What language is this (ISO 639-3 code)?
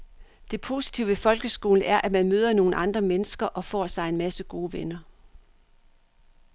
dan